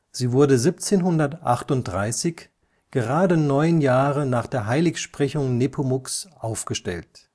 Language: German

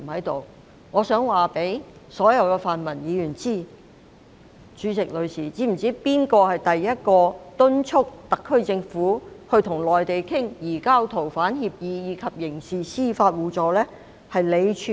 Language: Cantonese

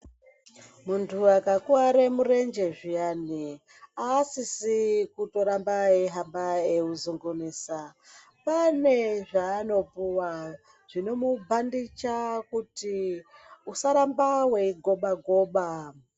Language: Ndau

